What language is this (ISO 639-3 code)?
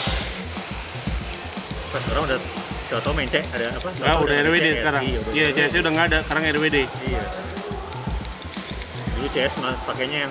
ind